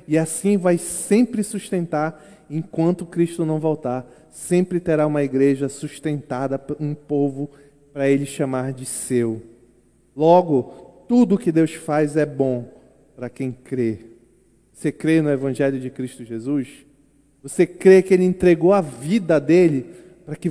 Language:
Portuguese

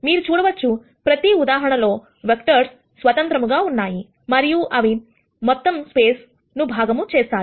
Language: Telugu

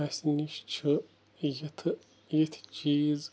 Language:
Kashmiri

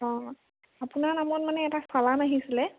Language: Assamese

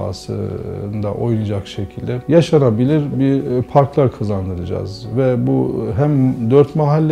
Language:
Turkish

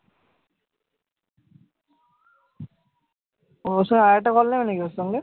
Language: Bangla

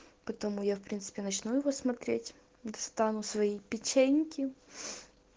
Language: Russian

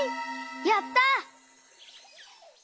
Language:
Japanese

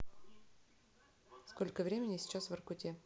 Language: Russian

